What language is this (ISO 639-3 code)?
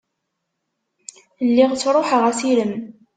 kab